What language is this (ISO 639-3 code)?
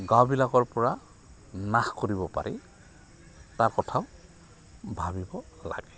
asm